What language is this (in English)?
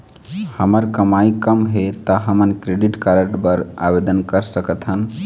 Chhattisgarhi